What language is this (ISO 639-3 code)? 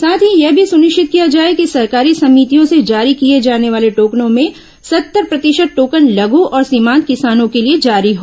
hin